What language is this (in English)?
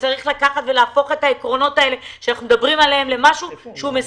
Hebrew